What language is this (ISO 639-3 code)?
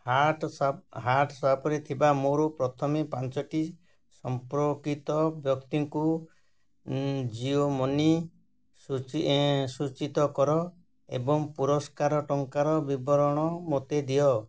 ori